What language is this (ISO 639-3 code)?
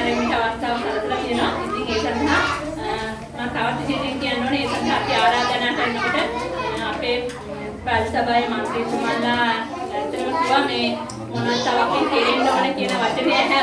sin